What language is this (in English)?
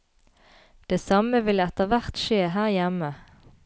Norwegian